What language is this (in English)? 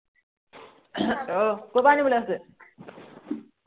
Assamese